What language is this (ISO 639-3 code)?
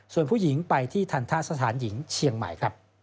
tha